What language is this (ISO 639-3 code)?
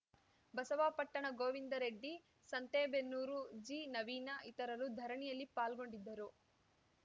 kan